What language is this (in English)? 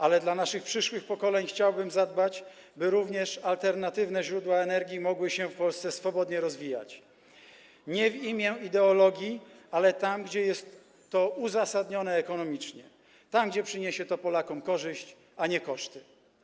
Polish